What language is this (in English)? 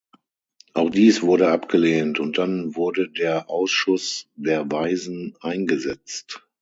German